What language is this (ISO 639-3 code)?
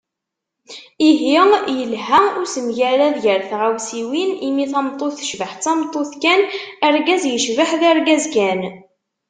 kab